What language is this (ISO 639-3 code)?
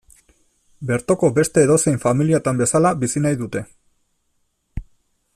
eus